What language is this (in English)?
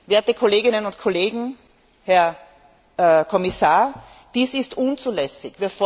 German